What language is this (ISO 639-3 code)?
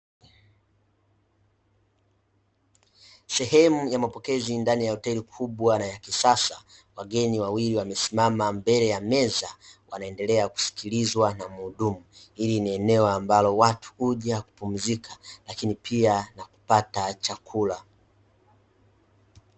swa